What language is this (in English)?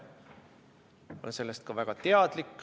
Estonian